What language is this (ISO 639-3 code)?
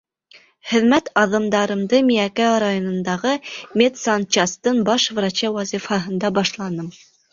bak